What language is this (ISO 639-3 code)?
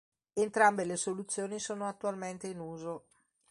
ita